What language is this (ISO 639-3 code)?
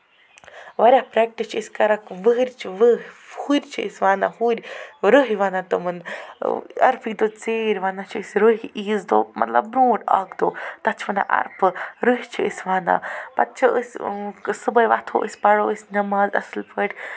kas